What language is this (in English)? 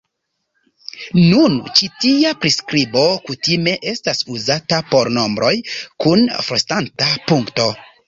Esperanto